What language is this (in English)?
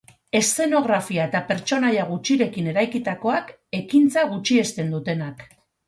Basque